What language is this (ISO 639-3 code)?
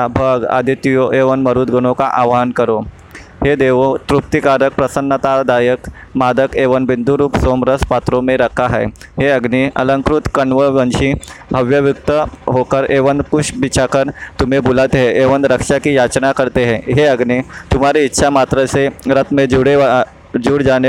hin